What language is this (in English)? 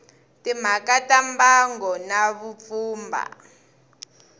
Tsonga